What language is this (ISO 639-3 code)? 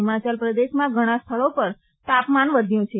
guj